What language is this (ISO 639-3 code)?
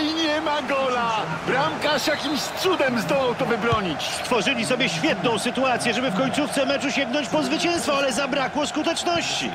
pol